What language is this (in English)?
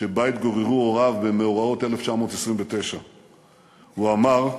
Hebrew